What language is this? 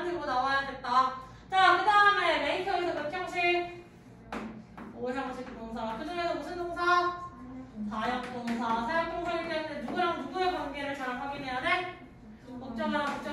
Korean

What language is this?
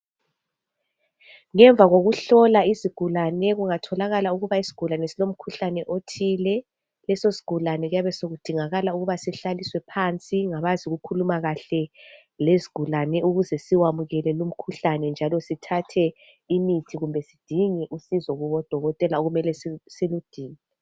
North Ndebele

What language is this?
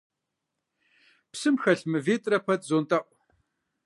Kabardian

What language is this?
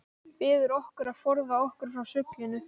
Icelandic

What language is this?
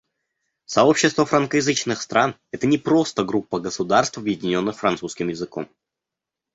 Russian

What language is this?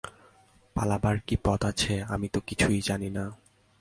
Bangla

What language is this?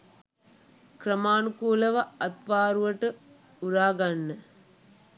Sinhala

